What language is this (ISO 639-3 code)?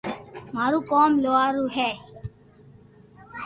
lrk